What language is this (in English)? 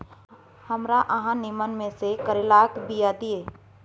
Maithili